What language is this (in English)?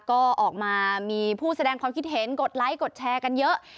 Thai